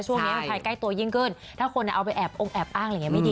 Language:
Thai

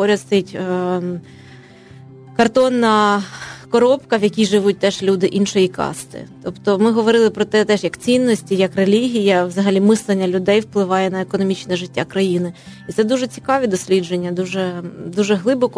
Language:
Ukrainian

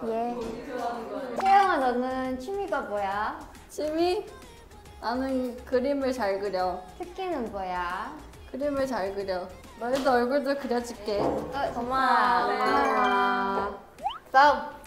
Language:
Korean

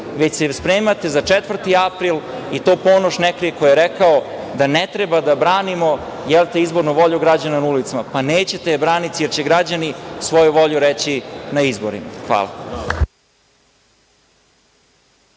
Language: Serbian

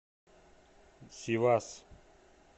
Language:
Russian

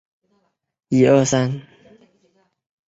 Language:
Chinese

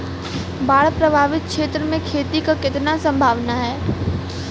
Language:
Bhojpuri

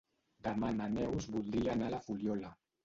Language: Catalan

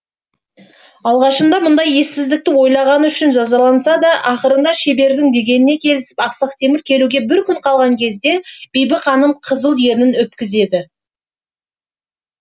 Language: Kazakh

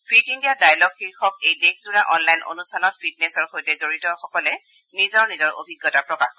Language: Assamese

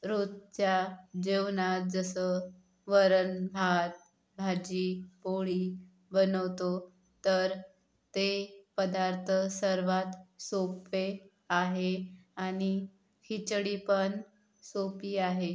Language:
Marathi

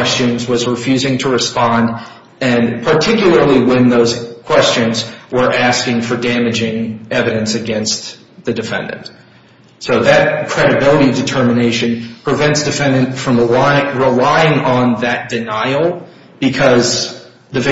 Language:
English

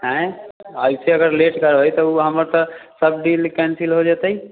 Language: Maithili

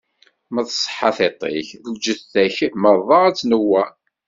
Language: Kabyle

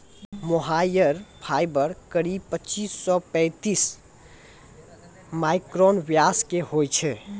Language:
Maithili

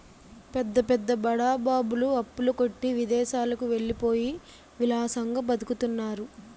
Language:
Telugu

